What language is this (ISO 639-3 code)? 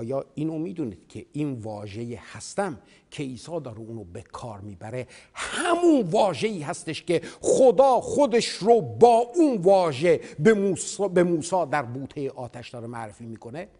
fas